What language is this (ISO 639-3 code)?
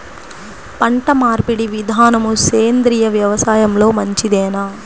tel